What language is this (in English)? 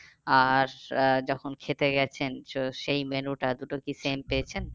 Bangla